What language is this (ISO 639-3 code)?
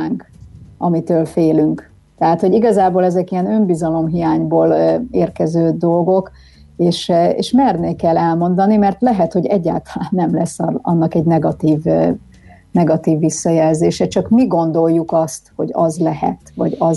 hun